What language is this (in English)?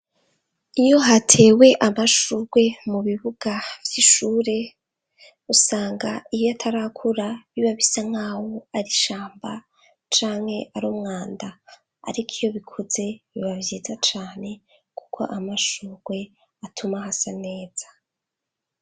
Rundi